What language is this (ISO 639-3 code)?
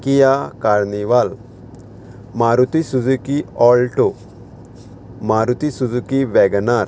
kok